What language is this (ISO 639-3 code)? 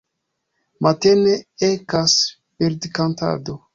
epo